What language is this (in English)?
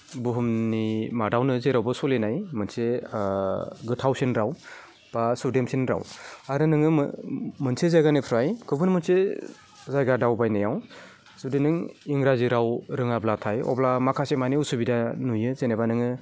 Bodo